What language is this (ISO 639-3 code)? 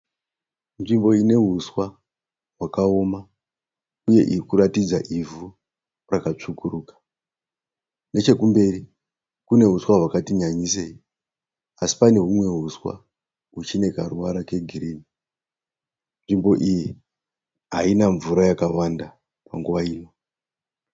sna